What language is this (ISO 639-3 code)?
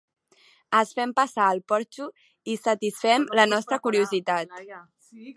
cat